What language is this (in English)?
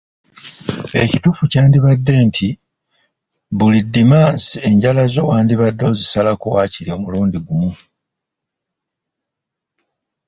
Ganda